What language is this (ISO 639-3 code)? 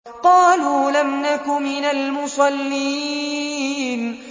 ara